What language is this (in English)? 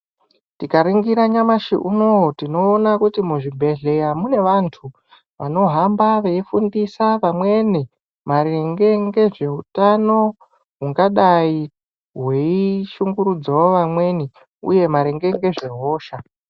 Ndau